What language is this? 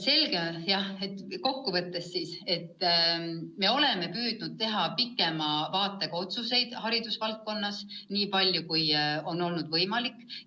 Estonian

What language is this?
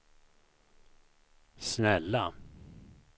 Swedish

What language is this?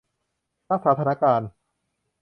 Thai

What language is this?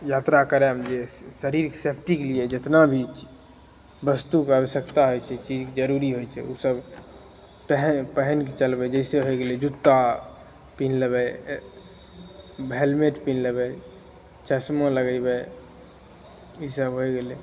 Maithili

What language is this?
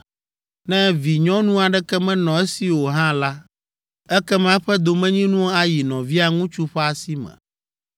Ewe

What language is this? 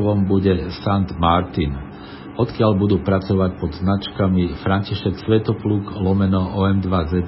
Slovak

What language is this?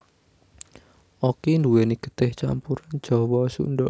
Javanese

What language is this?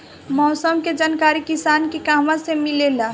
Bhojpuri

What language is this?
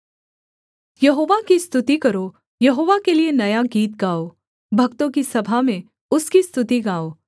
Hindi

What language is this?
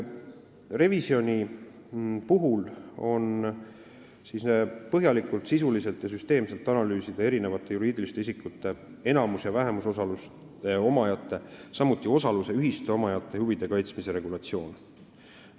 Estonian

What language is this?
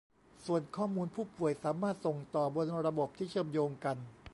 Thai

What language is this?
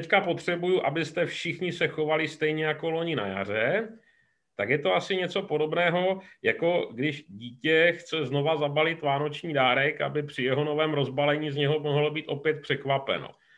Czech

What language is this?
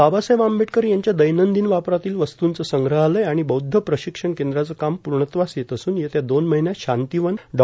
Marathi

